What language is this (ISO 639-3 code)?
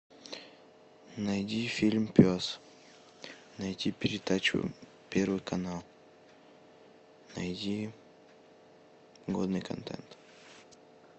rus